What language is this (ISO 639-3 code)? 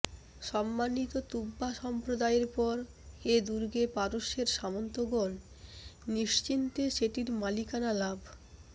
ben